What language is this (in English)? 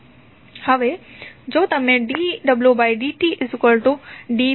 Gujarati